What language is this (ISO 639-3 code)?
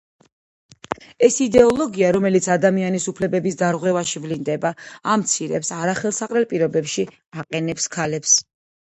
kat